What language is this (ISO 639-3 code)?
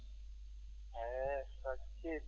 ful